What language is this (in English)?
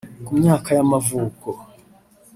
Kinyarwanda